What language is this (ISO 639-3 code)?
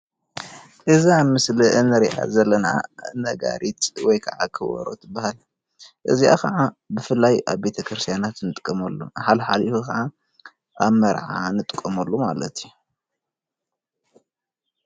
tir